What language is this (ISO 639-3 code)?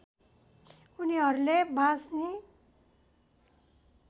nep